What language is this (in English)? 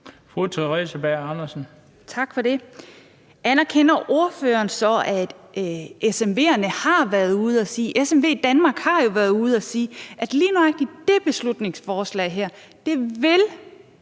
Danish